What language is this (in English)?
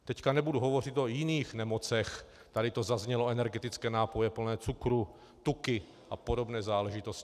Czech